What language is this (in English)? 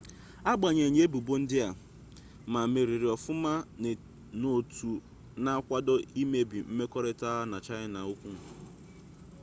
Igbo